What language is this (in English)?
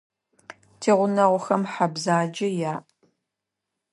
Adyghe